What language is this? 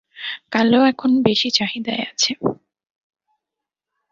Bangla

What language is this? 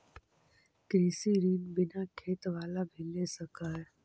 Magahi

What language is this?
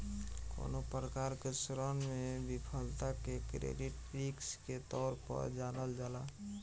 Bhojpuri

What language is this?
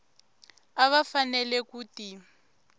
Tsonga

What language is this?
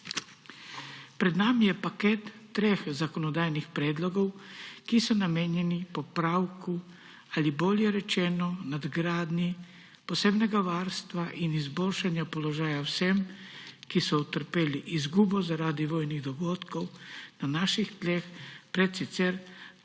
Slovenian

